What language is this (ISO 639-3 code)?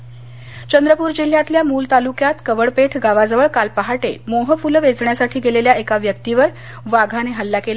mar